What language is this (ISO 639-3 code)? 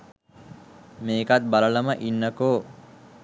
sin